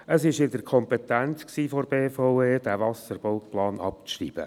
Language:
Swiss German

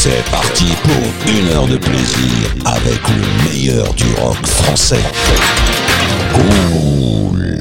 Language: French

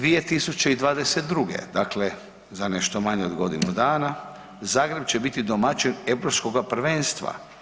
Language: Croatian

